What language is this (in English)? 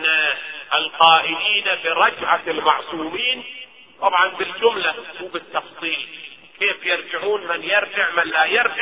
Arabic